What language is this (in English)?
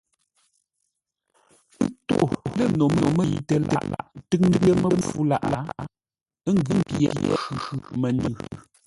Ngombale